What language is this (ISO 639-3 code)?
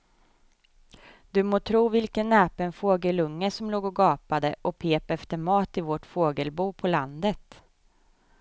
swe